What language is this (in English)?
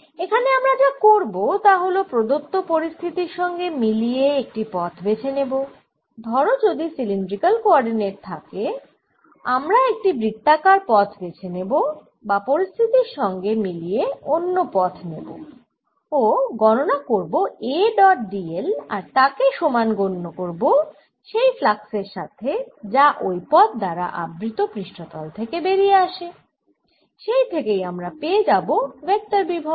Bangla